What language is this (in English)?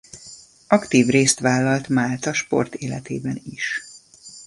Hungarian